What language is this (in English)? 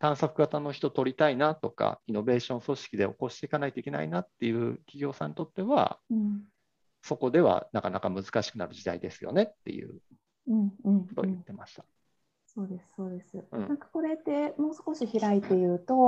Japanese